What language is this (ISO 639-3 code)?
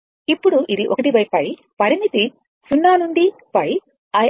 tel